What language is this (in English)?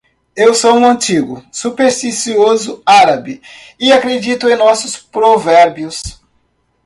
Portuguese